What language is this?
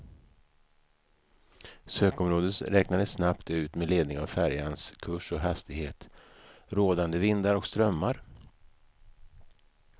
Swedish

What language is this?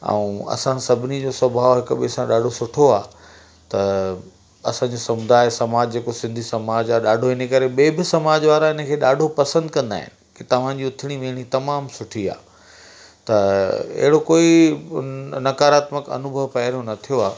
Sindhi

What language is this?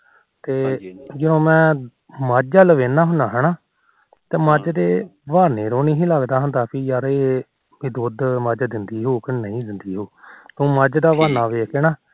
Punjabi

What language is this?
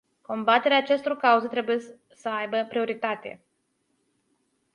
Romanian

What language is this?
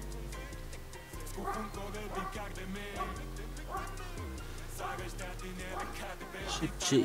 Polish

